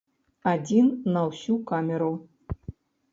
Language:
Belarusian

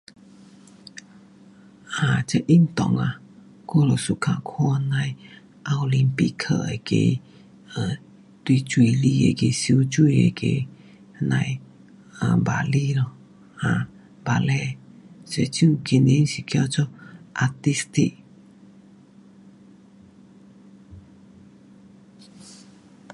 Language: Pu-Xian Chinese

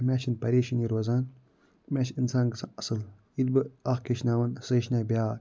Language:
Kashmiri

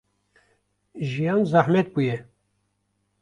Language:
Kurdish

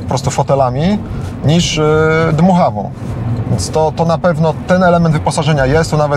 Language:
Polish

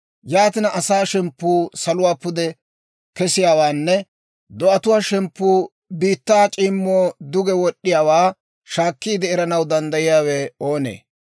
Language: Dawro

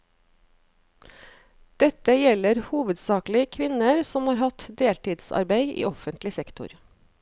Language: Norwegian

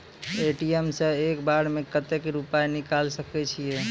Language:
Maithili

